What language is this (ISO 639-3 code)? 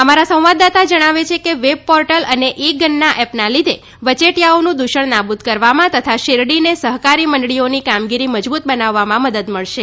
guj